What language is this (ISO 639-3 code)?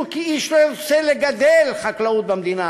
heb